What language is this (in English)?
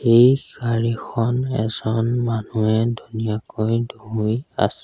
Assamese